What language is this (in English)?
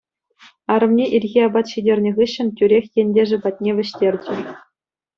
Chuvash